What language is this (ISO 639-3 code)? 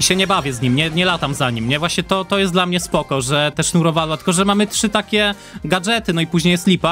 pol